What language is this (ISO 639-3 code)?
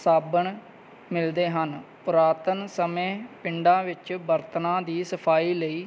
pan